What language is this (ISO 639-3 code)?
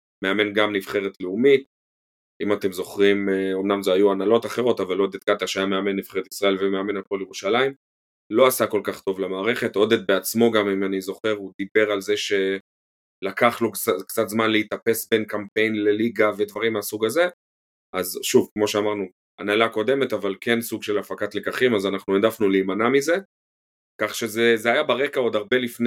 heb